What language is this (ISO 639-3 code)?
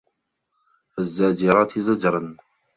ara